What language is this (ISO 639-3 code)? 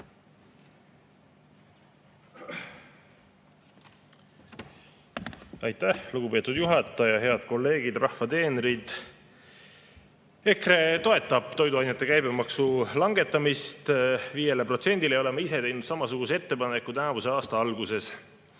est